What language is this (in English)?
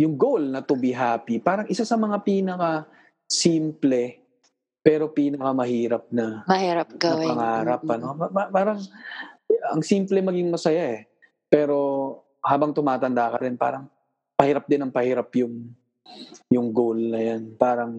Filipino